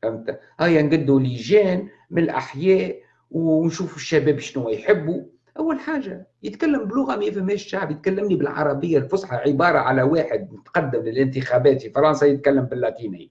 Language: Arabic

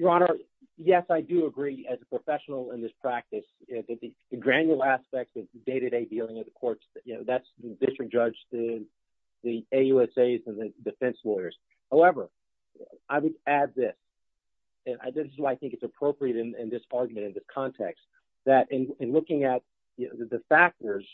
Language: English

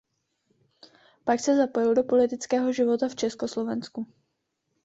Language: Czech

